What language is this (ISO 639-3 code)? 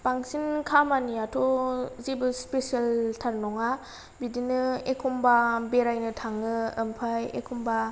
brx